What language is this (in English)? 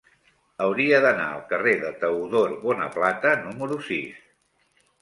Catalan